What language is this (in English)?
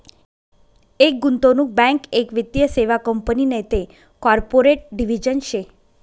Marathi